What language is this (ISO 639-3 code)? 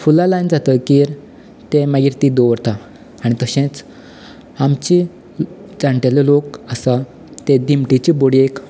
kok